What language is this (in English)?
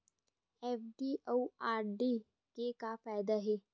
Chhattisgarhi